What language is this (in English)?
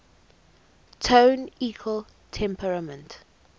English